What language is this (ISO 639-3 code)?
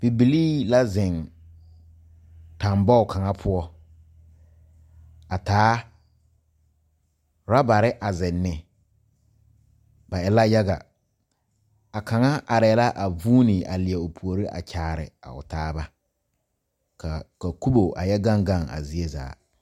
dga